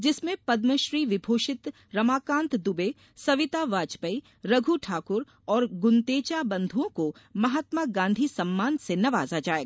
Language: Hindi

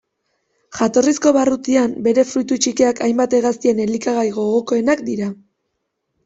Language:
Basque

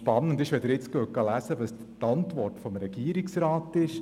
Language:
Swiss German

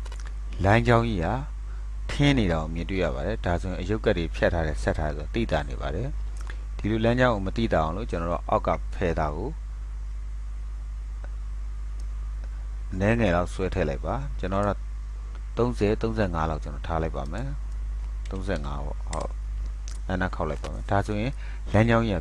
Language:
Korean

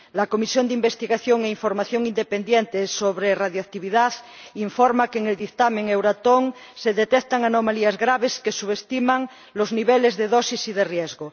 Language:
Spanish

